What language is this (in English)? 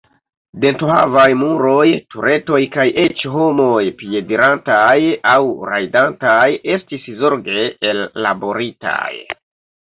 Esperanto